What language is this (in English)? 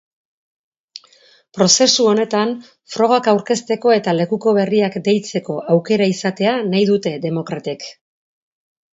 Basque